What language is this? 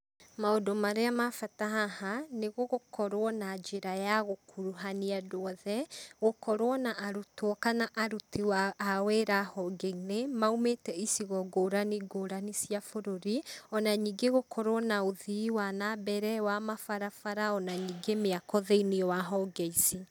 Kikuyu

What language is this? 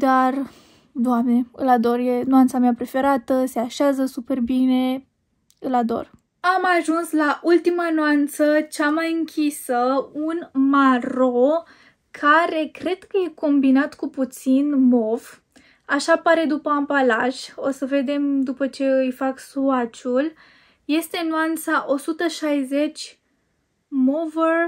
Romanian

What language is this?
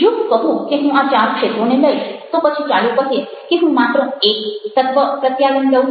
Gujarati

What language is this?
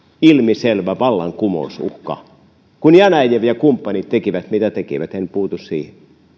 Finnish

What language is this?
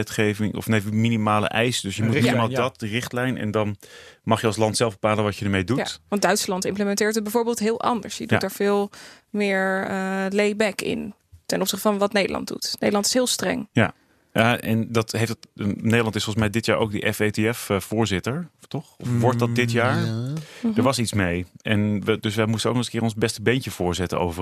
Dutch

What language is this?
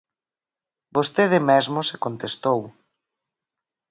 Galician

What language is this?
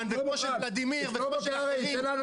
Hebrew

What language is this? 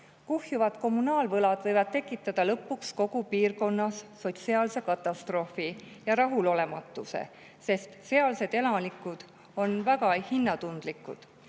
Estonian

